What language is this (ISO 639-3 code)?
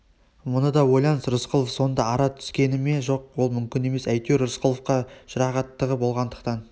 kaz